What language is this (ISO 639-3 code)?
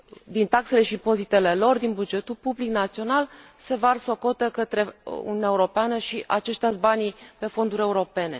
ron